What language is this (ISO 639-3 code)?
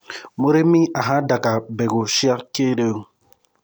kik